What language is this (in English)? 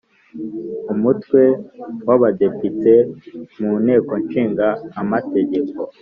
Kinyarwanda